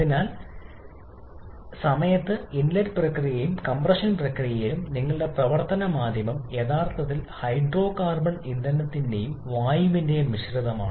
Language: Malayalam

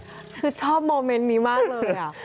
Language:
Thai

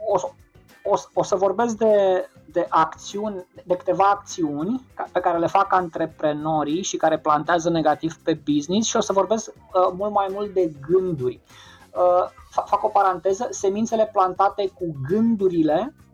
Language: Romanian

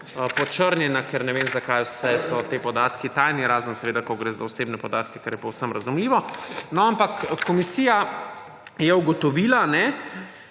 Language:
Slovenian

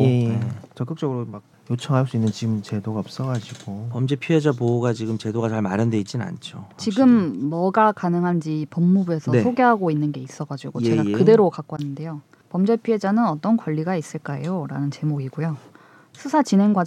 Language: Korean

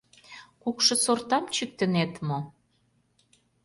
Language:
Mari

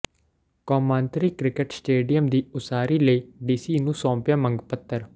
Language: Punjabi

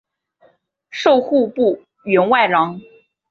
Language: Chinese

